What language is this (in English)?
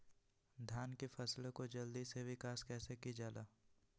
Magahi